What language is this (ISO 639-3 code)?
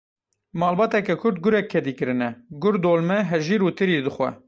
kur